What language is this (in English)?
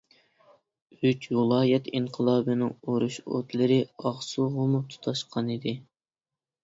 Uyghur